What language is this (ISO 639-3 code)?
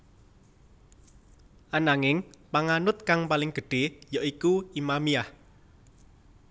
jav